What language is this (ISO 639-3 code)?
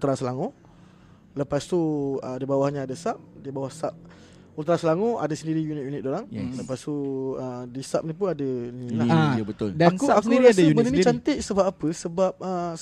msa